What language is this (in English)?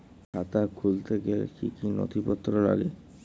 Bangla